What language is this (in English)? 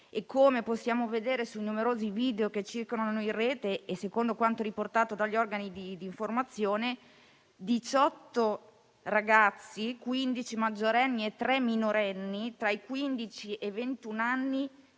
Italian